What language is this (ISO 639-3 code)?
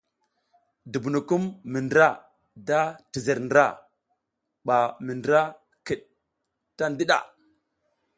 giz